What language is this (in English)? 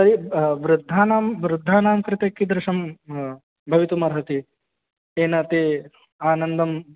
Sanskrit